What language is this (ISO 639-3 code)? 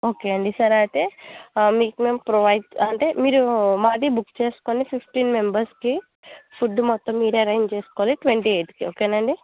tel